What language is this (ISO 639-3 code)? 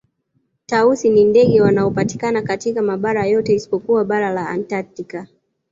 swa